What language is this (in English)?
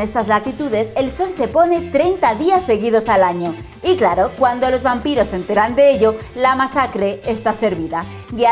Spanish